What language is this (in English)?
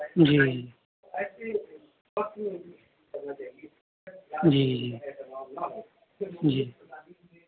Urdu